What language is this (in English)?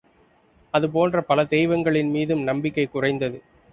Tamil